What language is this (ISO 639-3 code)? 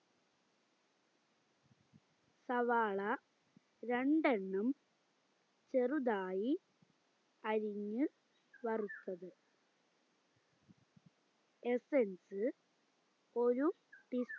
mal